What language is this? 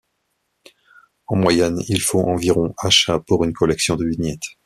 French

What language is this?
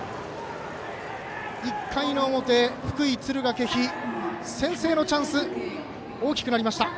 Japanese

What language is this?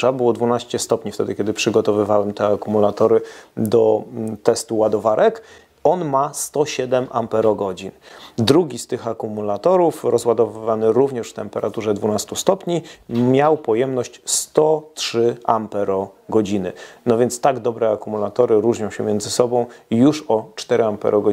Polish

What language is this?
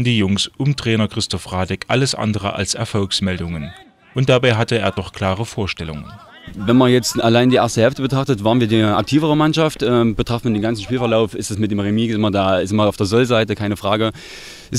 German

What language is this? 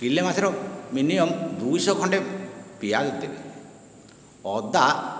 Odia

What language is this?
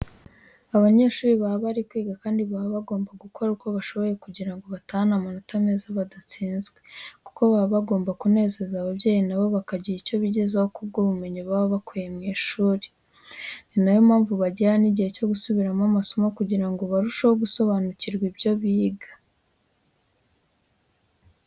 Kinyarwanda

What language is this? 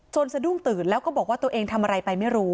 Thai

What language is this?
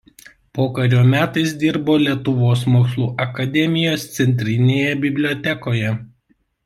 Lithuanian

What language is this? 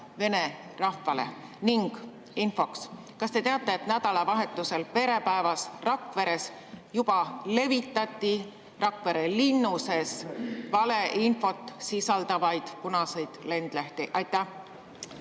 Estonian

